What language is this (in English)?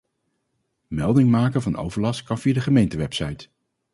Dutch